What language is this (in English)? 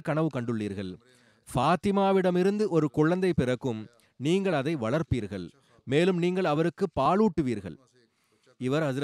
Tamil